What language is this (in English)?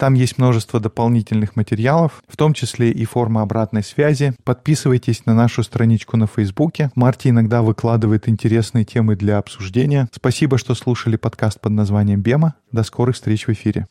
Russian